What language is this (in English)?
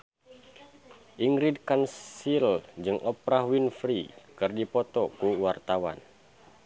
Sundanese